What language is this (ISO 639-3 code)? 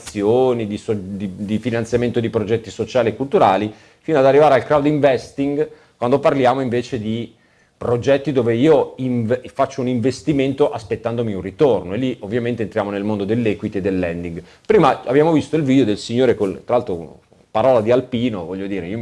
ita